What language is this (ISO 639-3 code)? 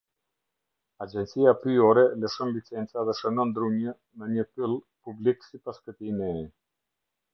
sqi